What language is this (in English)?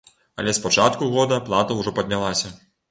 Belarusian